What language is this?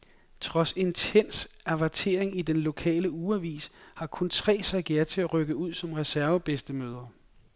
Danish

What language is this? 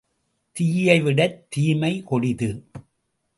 Tamil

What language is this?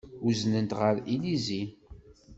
Kabyle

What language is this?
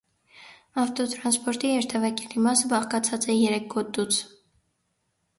Armenian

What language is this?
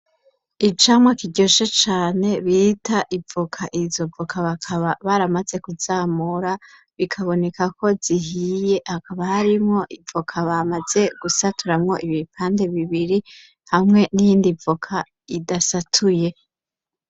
Rundi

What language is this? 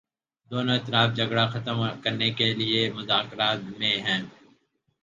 Urdu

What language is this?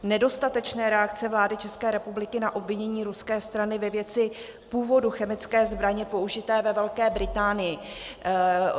Czech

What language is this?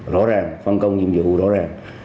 Vietnamese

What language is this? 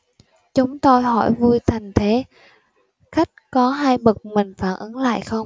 Vietnamese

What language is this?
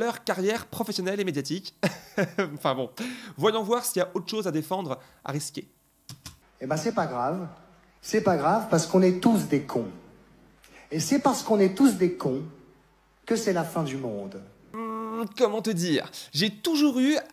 French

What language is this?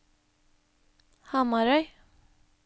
Norwegian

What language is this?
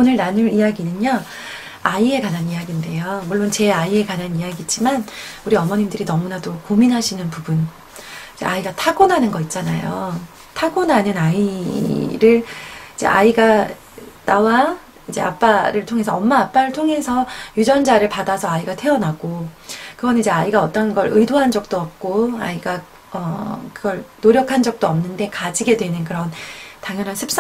Korean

